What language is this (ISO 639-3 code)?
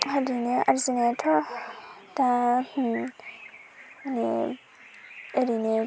brx